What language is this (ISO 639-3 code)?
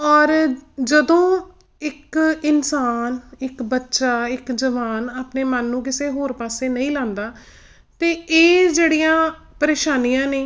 pan